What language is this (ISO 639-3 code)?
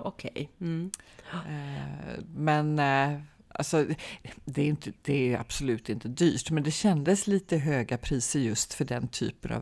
swe